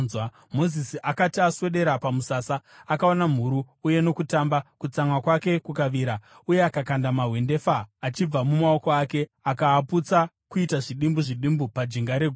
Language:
Shona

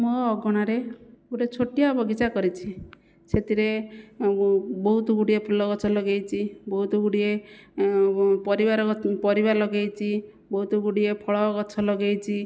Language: Odia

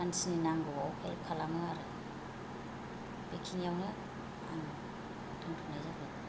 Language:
Bodo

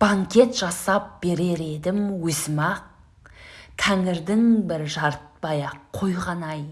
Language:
Turkish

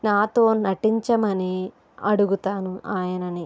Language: Telugu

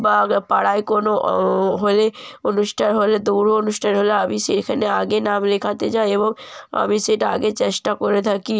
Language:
Bangla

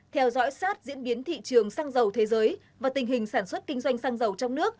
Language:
Vietnamese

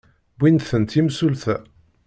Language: Kabyle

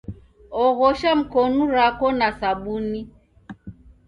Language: Taita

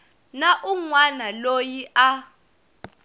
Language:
Tsonga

